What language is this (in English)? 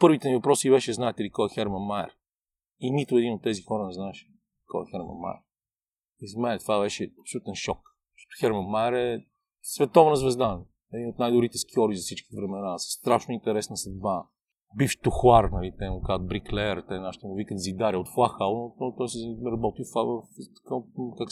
Bulgarian